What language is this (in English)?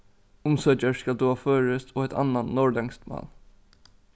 Faroese